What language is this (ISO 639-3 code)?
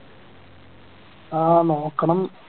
mal